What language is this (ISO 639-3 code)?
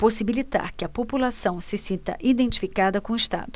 por